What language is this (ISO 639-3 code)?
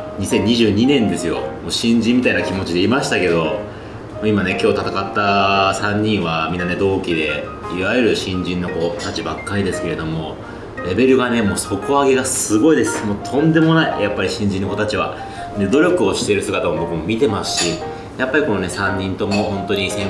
jpn